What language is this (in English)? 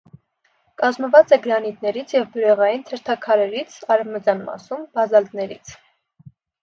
Armenian